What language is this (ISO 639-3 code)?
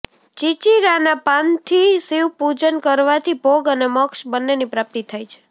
guj